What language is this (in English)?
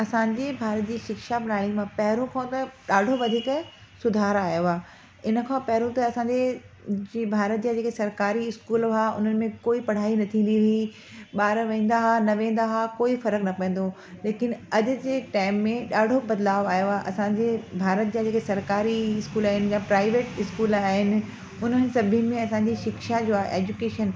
Sindhi